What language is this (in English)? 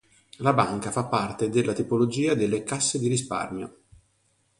Italian